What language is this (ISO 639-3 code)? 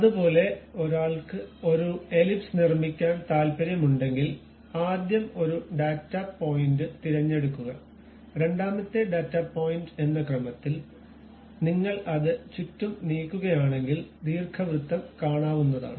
mal